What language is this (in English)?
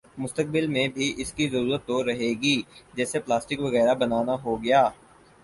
Urdu